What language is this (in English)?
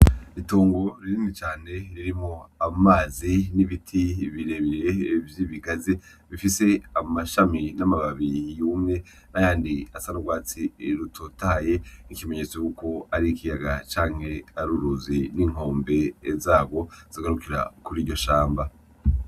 Rundi